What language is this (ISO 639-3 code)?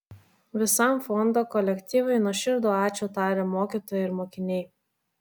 lit